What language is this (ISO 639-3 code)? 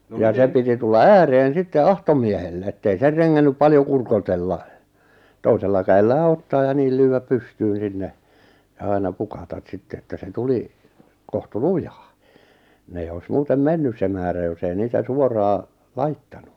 fin